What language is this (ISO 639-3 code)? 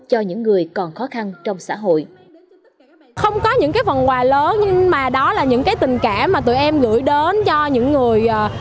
vie